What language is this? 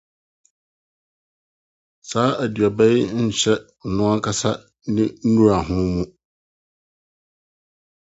Akan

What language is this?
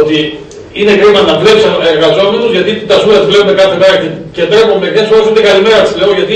Greek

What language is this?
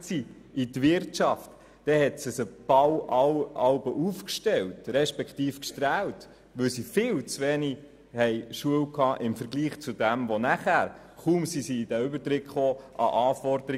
Swiss German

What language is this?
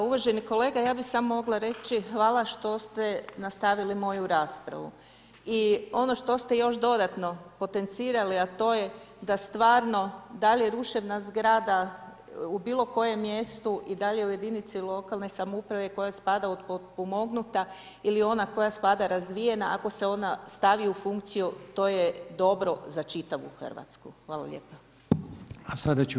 Croatian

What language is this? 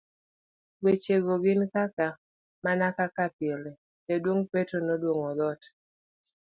Luo (Kenya and Tanzania)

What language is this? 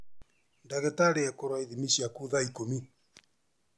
Kikuyu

